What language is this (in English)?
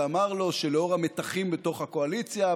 Hebrew